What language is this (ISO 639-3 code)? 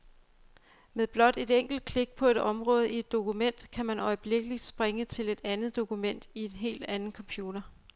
dan